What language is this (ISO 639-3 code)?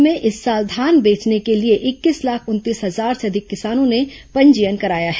hin